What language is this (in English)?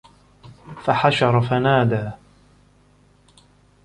Arabic